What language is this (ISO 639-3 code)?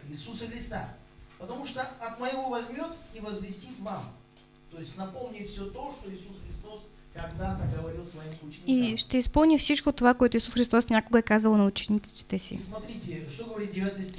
rus